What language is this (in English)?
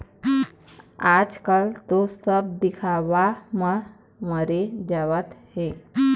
Chhattisgarhi